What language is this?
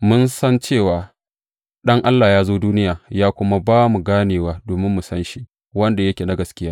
Hausa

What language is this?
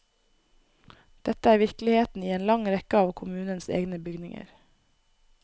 Norwegian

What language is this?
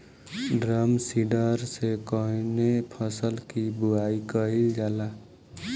Bhojpuri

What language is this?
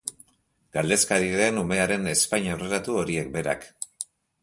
Basque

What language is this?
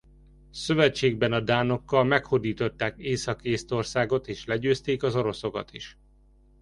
Hungarian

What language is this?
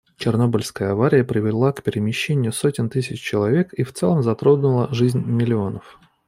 Russian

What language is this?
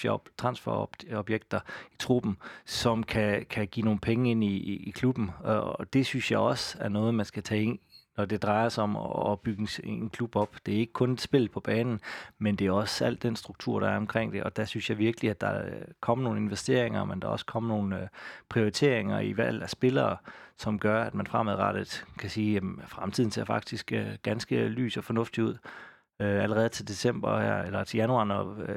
Danish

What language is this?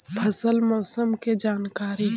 Magahi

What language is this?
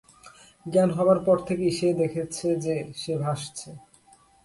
Bangla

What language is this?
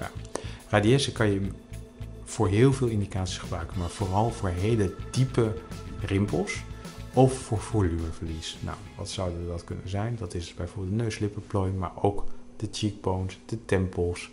Dutch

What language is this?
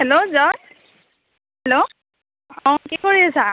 Assamese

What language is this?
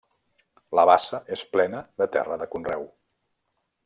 Catalan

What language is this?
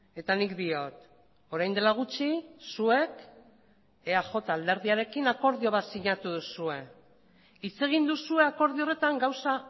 Basque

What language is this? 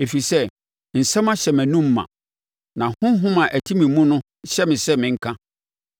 Akan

